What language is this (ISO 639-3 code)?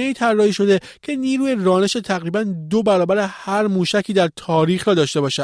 fas